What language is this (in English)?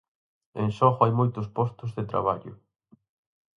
Galician